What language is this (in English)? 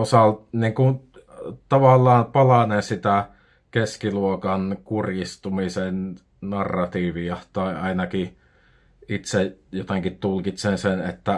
Finnish